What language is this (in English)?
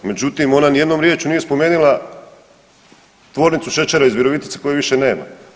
Croatian